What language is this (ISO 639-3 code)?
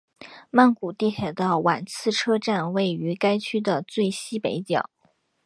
zho